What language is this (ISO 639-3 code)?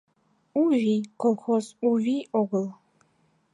chm